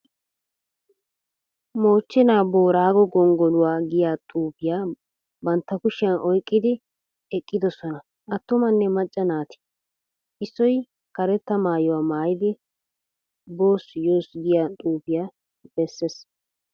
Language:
Wolaytta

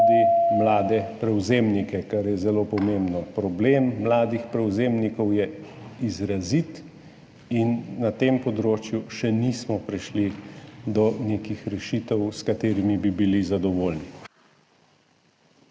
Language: Slovenian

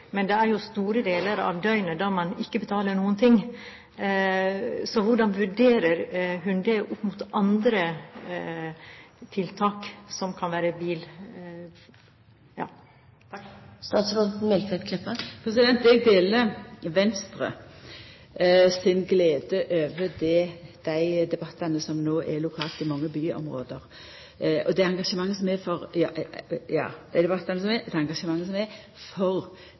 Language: Norwegian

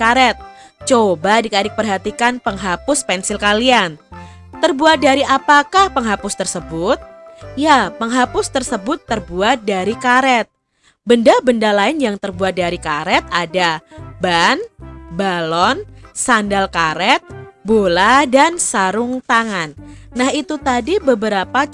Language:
Indonesian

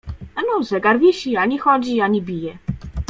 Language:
Polish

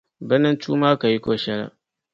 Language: Dagbani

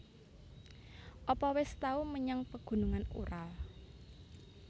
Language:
Javanese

